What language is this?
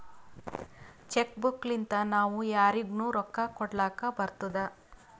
Kannada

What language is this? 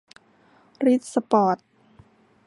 Thai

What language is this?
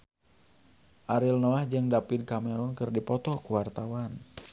Sundanese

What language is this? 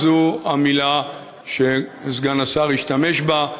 Hebrew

